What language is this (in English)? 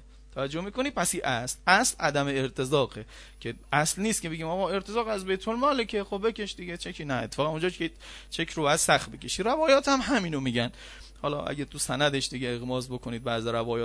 Persian